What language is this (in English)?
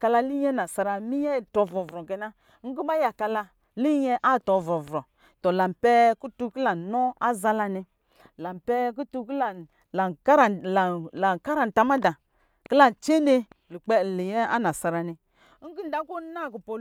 Lijili